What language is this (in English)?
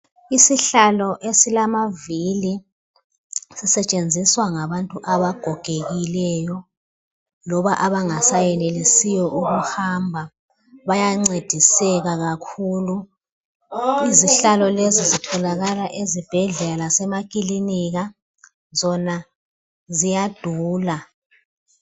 North Ndebele